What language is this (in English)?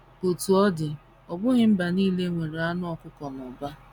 Igbo